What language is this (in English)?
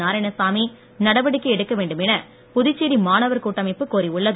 Tamil